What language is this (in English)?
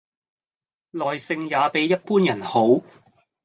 Cantonese